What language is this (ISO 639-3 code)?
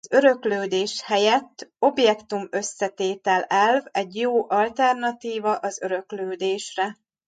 hun